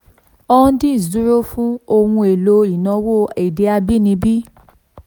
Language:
Yoruba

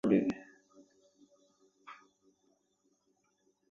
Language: Chinese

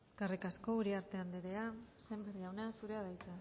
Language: Basque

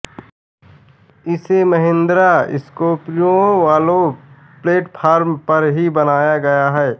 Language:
Hindi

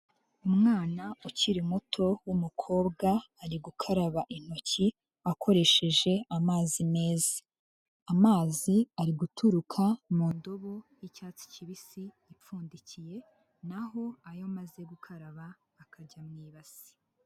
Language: Kinyarwanda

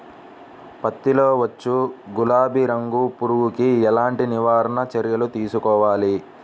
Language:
Telugu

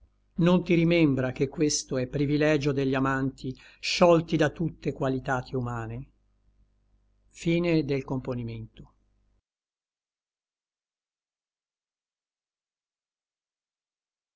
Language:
Italian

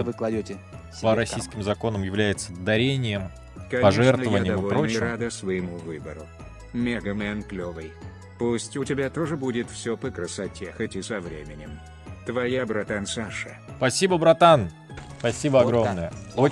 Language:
Russian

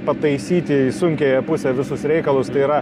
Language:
Lithuanian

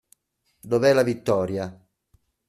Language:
Italian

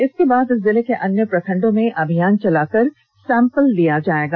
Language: Hindi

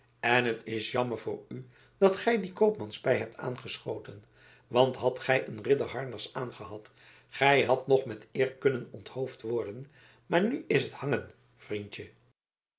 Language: Dutch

